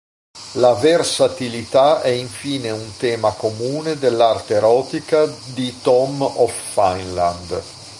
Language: Italian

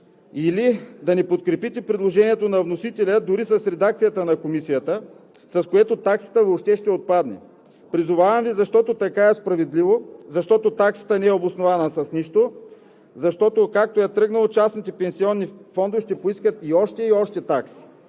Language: Bulgarian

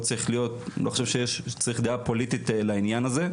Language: Hebrew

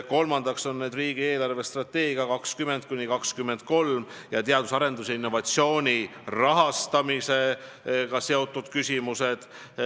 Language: Estonian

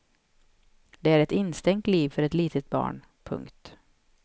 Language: Swedish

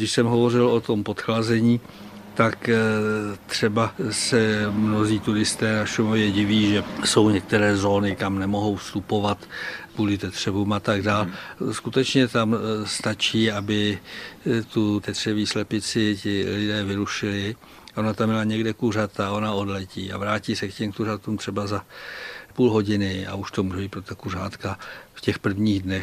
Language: Czech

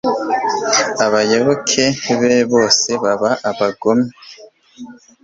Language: Kinyarwanda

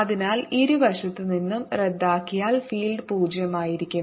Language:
Malayalam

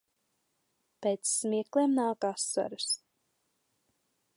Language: Latvian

